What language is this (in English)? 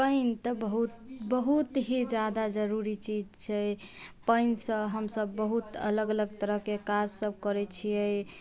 Maithili